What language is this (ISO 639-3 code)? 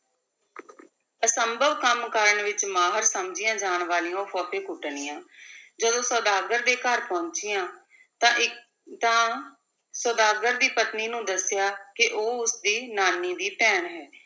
pan